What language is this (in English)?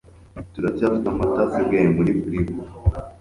Kinyarwanda